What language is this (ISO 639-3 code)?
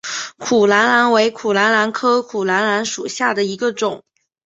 zho